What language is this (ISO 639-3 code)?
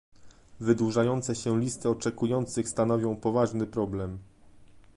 pol